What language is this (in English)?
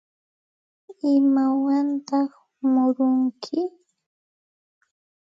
Santa Ana de Tusi Pasco Quechua